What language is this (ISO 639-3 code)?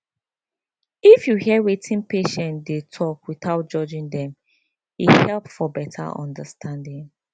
pcm